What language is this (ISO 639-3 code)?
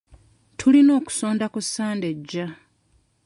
lug